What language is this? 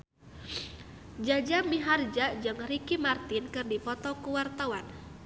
Sundanese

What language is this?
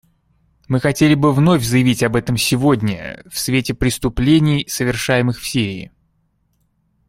Russian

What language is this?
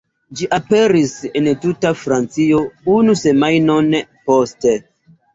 Esperanto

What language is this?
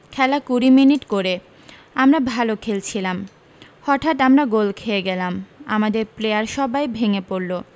Bangla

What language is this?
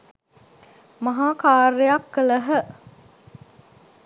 Sinhala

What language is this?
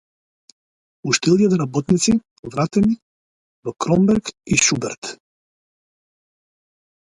Macedonian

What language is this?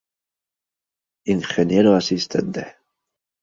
Spanish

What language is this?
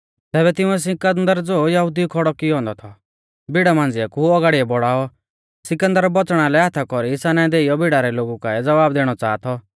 Mahasu Pahari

